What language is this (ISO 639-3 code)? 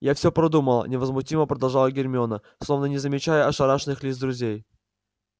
rus